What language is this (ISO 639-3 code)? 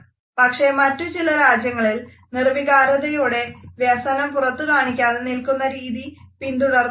mal